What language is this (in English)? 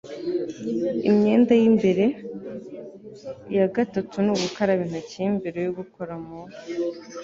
Kinyarwanda